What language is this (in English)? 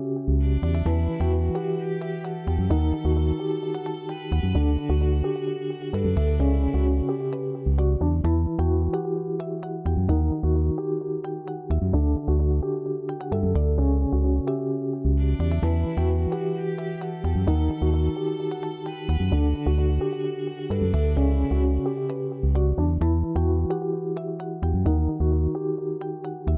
Indonesian